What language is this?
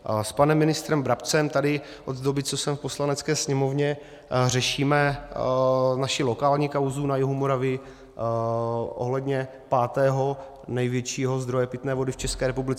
Czech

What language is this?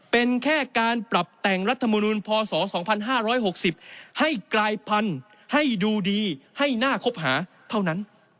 Thai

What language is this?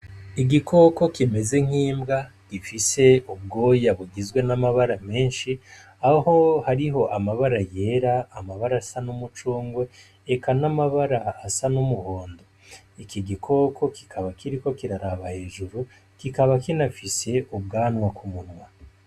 Rundi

